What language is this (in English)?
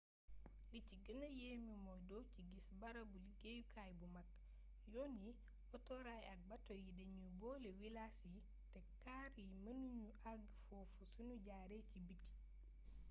Wolof